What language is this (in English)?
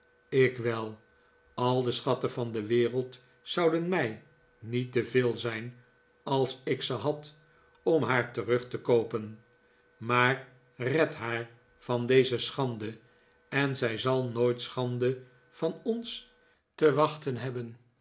Dutch